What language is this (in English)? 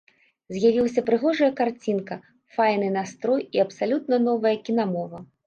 Belarusian